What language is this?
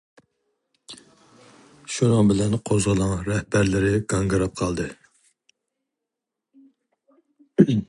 Uyghur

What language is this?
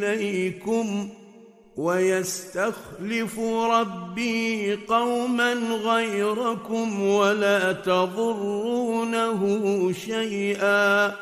Arabic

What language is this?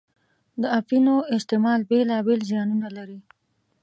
Pashto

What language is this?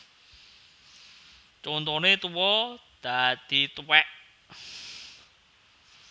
Javanese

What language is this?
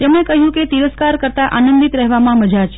Gujarati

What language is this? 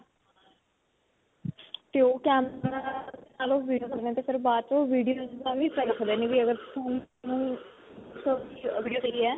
Punjabi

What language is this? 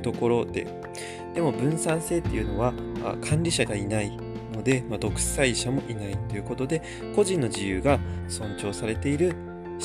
Japanese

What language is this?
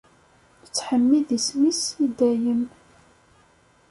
Kabyle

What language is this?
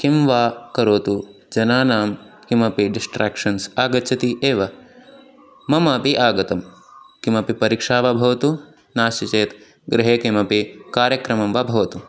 Sanskrit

